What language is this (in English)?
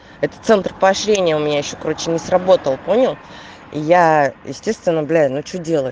Russian